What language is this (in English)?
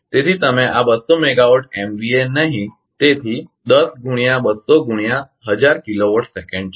Gujarati